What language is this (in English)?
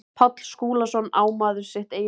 Icelandic